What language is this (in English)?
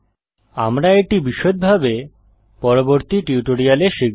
Bangla